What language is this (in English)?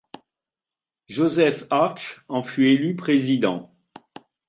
French